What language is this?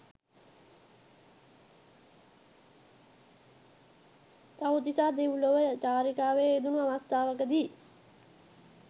Sinhala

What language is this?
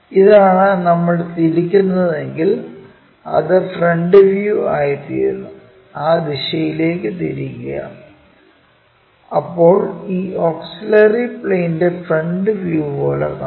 Malayalam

